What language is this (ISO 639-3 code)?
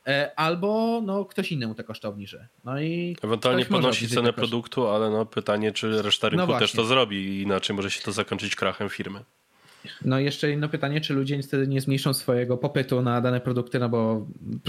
pol